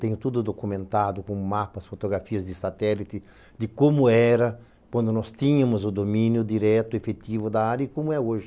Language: Portuguese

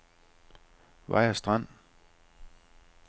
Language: Danish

